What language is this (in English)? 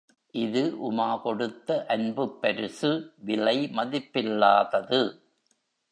Tamil